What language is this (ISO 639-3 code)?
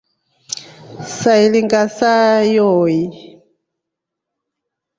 rof